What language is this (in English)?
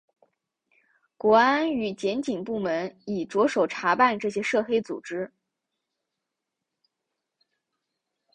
Chinese